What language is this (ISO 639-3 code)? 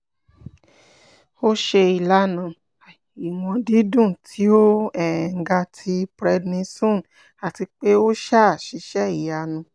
yor